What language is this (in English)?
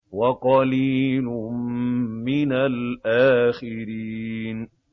Arabic